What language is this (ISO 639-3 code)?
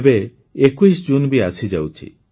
ori